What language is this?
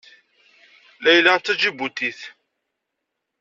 Kabyle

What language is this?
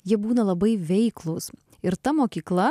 Lithuanian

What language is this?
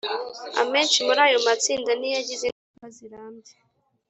Kinyarwanda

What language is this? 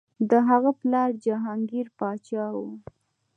Pashto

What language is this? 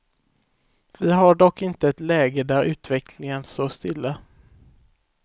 Swedish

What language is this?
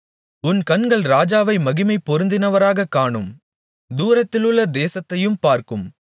Tamil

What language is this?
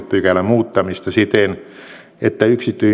Finnish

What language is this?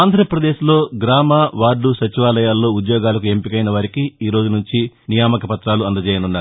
Telugu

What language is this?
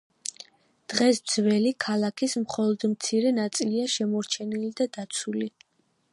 Georgian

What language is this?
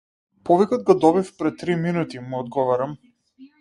Macedonian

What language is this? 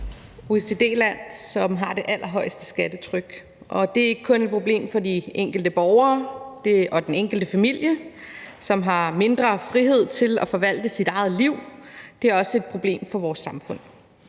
Danish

